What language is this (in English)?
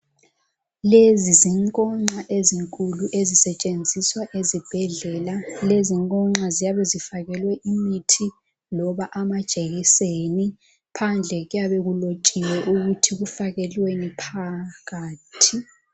North Ndebele